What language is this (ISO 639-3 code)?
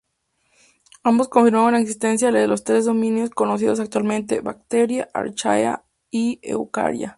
spa